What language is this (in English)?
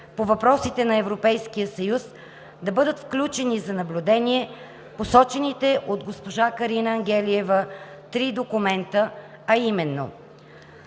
Bulgarian